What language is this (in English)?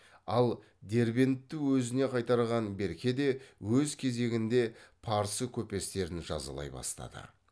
Kazakh